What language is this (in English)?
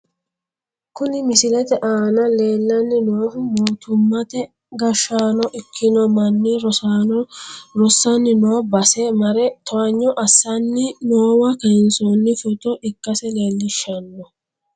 Sidamo